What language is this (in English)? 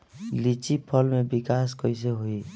Bhojpuri